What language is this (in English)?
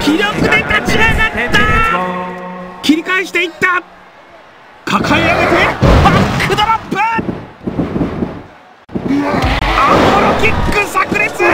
Japanese